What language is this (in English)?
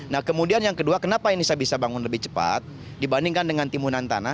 Indonesian